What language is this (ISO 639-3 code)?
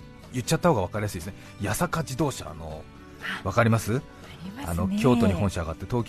jpn